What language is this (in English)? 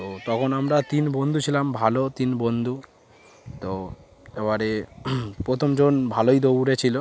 Bangla